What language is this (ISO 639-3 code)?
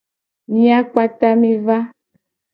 gej